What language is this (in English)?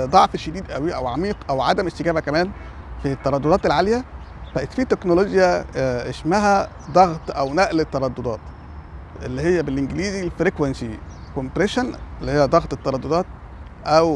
Arabic